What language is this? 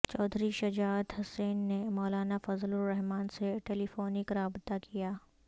Urdu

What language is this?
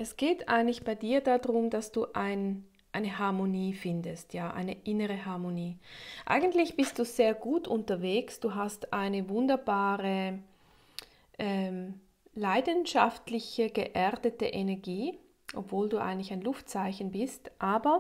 German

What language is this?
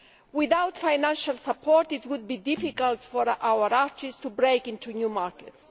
English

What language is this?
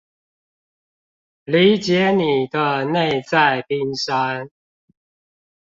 Chinese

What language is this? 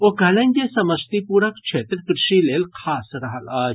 Maithili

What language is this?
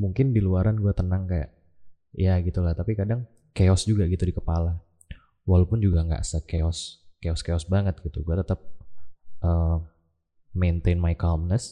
Indonesian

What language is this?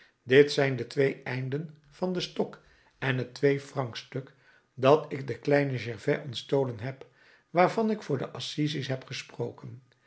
Dutch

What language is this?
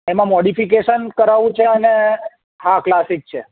Gujarati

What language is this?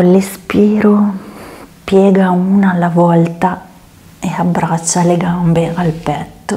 Italian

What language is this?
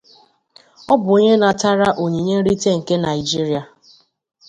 Igbo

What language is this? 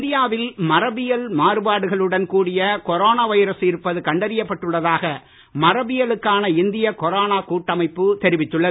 Tamil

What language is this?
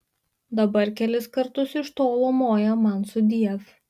Lithuanian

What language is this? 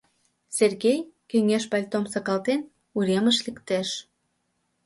Mari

